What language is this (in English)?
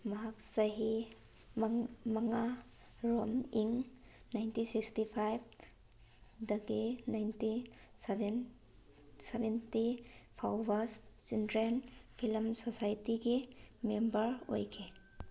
Manipuri